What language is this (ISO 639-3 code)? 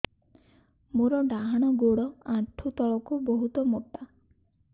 ori